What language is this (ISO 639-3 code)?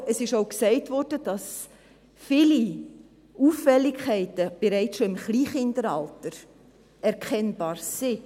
gsw